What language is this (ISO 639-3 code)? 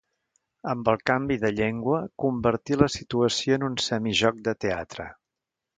cat